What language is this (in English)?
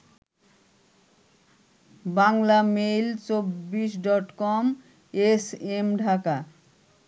Bangla